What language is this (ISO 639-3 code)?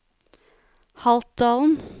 nor